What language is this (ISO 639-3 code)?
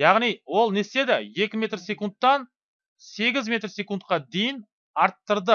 tur